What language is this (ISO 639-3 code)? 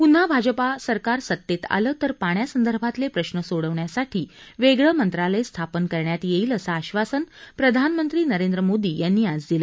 mar